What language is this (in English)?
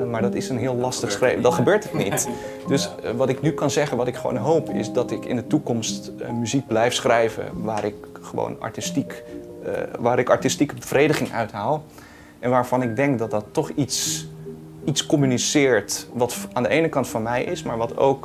Dutch